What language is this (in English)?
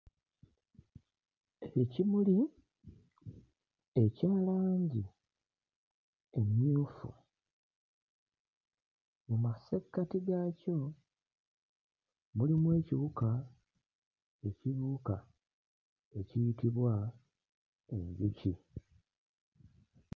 Ganda